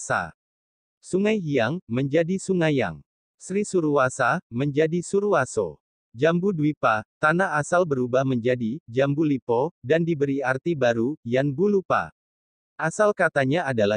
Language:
Indonesian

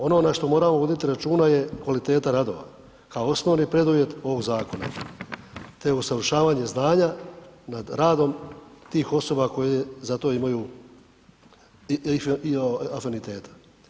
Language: Croatian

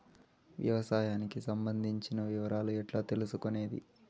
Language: Telugu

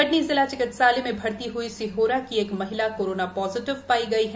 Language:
Hindi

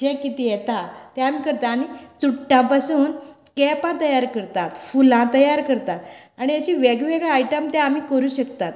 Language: Konkani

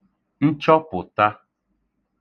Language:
Igbo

